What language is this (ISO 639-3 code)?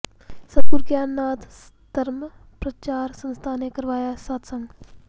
pan